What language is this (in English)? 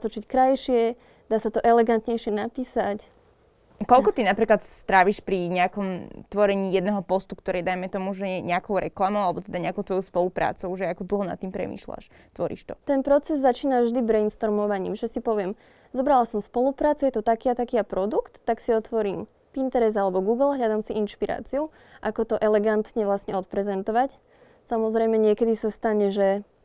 Slovak